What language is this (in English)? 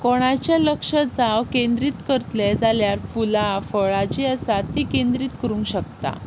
Konkani